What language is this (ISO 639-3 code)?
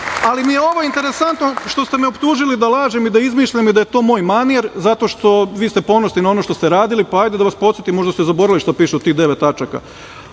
srp